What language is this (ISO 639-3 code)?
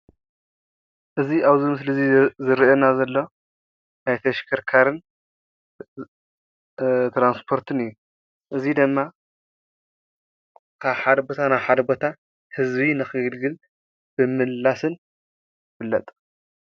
tir